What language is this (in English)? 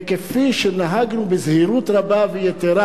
Hebrew